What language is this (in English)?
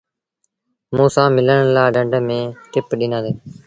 Sindhi Bhil